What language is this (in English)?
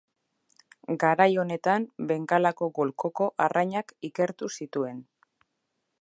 Basque